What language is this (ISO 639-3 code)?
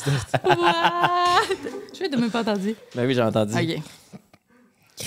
fra